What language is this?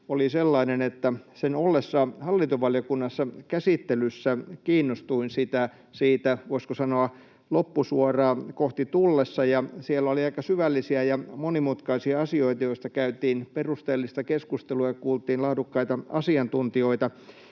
Finnish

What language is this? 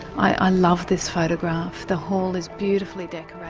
English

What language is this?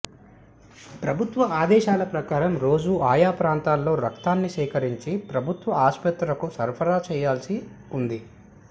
Telugu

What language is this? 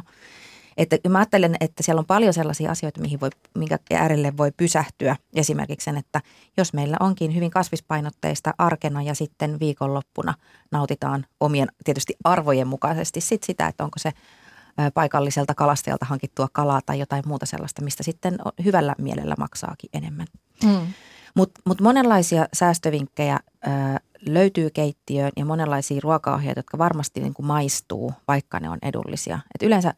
Finnish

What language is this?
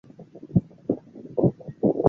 Chinese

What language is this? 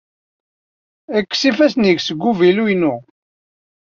Kabyle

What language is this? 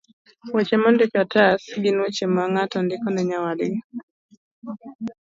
Luo (Kenya and Tanzania)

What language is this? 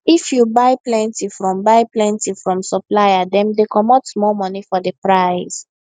Nigerian Pidgin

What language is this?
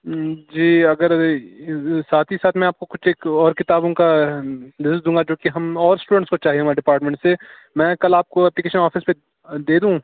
Urdu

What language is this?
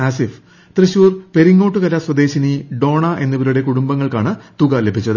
Malayalam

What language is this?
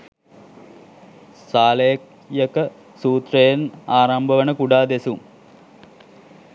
Sinhala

